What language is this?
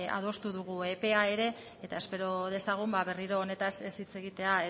Basque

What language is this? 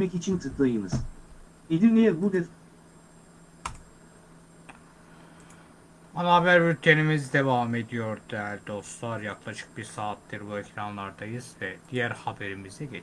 Turkish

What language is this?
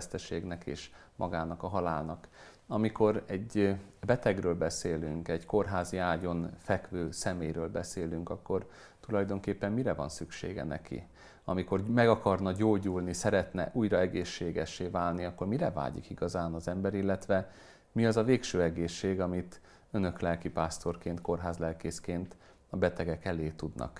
Hungarian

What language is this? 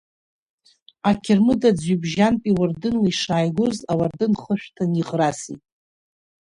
Abkhazian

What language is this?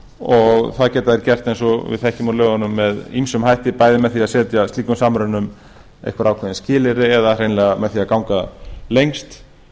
Icelandic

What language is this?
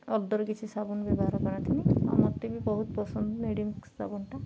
Odia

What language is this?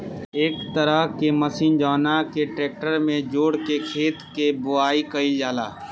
Bhojpuri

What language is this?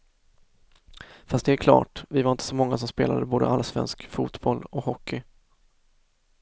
Swedish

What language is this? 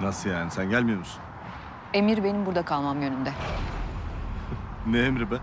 Turkish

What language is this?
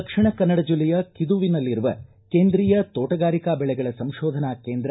Kannada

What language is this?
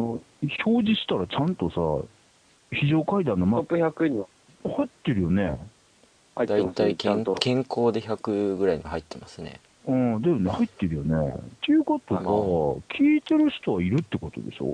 Japanese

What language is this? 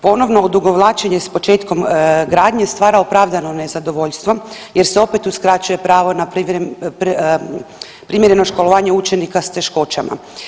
Croatian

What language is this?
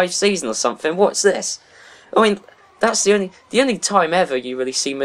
English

